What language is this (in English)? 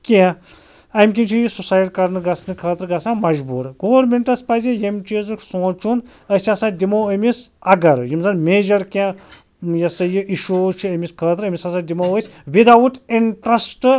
Kashmiri